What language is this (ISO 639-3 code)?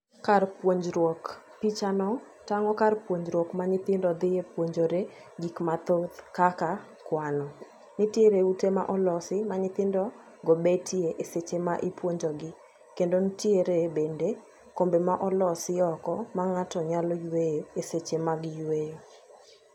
luo